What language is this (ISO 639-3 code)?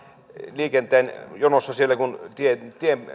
fin